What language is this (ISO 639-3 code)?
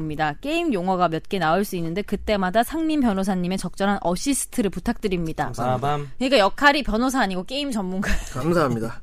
kor